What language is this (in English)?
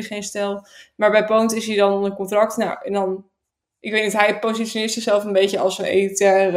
Dutch